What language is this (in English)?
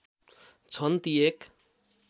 Nepali